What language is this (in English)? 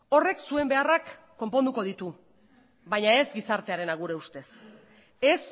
Basque